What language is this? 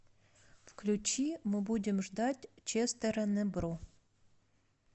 Russian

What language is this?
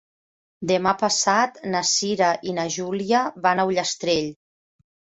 Catalan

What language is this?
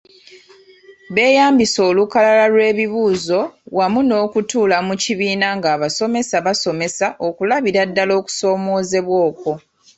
Ganda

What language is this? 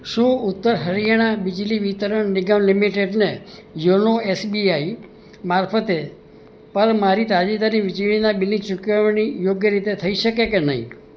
Gujarati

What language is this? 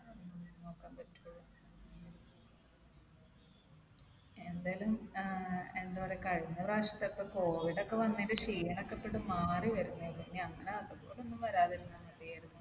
Malayalam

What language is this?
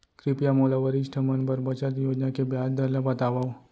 Chhattisgarhi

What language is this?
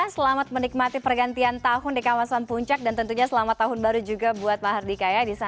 Indonesian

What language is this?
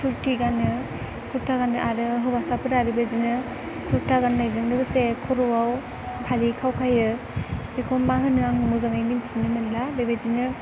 Bodo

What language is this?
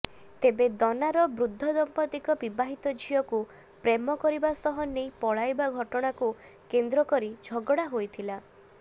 Odia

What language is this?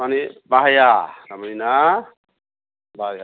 Bodo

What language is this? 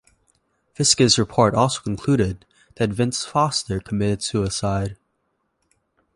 English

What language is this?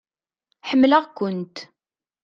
Kabyle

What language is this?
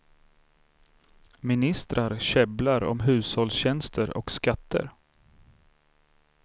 Swedish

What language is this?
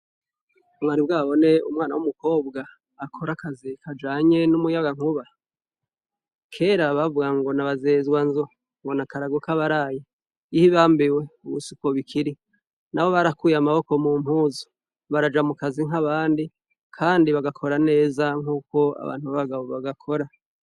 Rundi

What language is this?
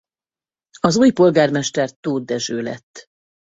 Hungarian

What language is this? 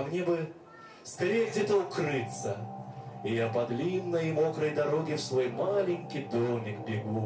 Russian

